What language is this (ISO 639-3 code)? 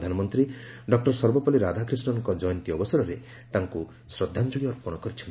ori